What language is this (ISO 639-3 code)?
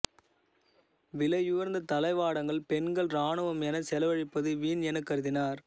tam